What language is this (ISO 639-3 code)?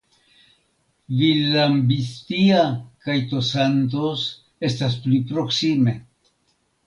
epo